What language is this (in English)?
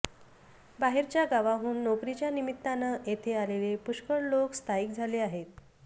Marathi